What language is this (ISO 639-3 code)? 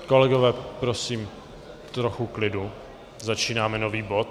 ces